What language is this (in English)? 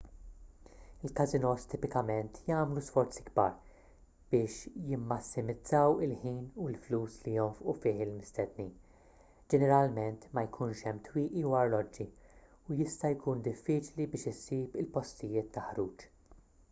Maltese